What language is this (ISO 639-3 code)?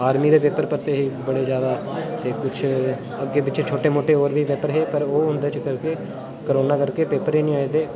doi